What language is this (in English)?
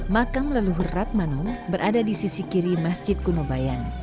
Indonesian